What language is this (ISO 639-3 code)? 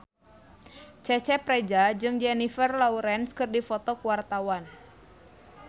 sun